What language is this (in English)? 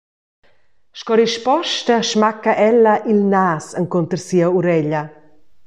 Romansh